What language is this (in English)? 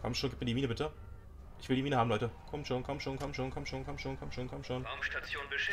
German